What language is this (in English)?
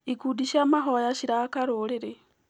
Kikuyu